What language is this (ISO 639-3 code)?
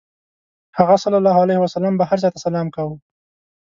pus